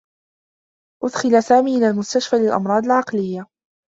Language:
Arabic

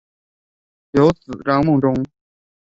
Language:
Chinese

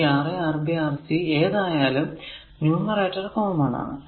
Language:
Malayalam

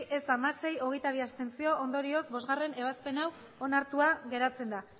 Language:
Basque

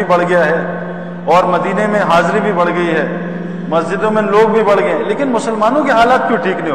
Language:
Urdu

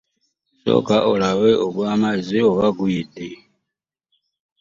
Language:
Ganda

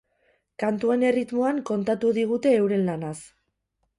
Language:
Basque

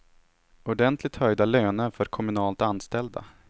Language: Swedish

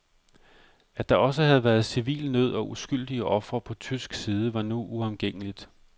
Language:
Danish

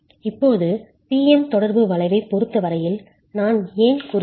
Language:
Tamil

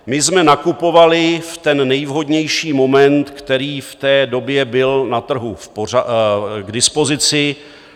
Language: Czech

